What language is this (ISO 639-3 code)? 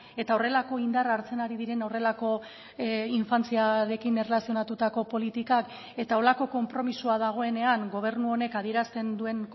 eus